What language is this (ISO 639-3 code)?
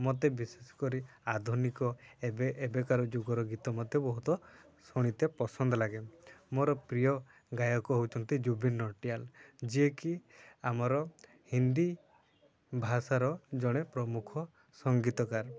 ori